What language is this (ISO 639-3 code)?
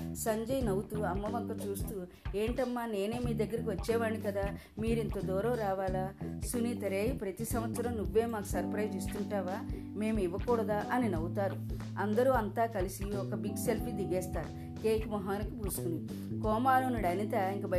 tel